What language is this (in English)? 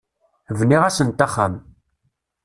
Kabyle